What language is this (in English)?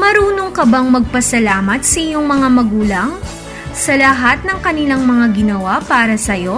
Filipino